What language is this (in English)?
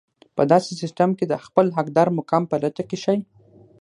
Pashto